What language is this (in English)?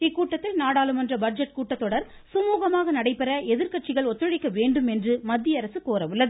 Tamil